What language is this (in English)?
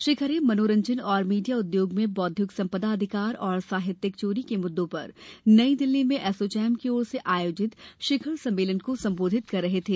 Hindi